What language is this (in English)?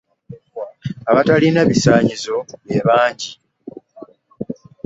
Ganda